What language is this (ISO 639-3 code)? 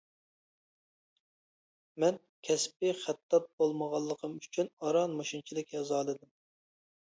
uig